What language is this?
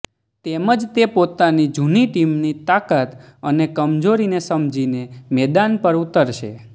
Gujarati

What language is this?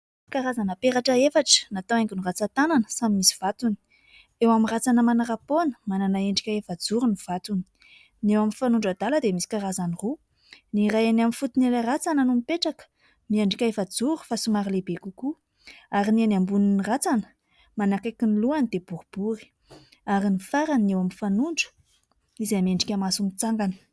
Malagasy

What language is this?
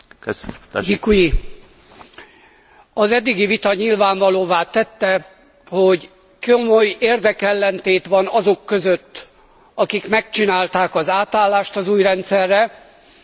Hungarian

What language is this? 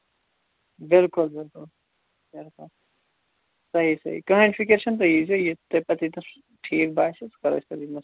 Kashmiri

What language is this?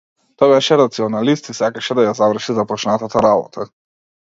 Macedonian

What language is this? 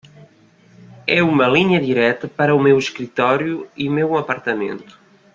Portuguese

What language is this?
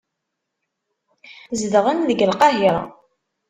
Kabyle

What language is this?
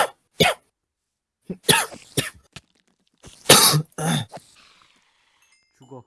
Korean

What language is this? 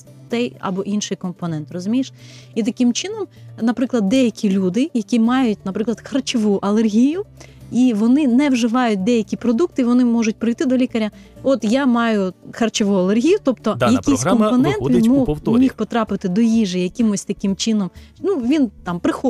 Ukrainian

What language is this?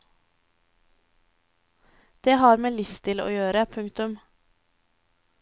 Norwegian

